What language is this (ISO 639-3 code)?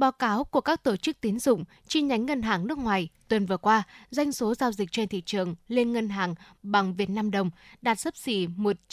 vie